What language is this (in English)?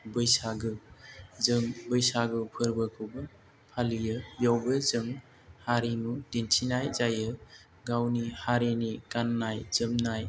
Bodo